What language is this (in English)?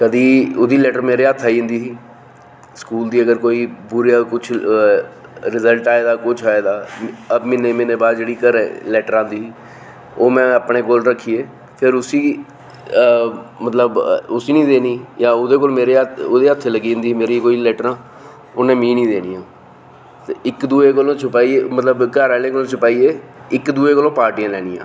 Dogri